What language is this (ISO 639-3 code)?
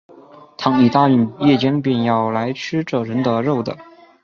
zho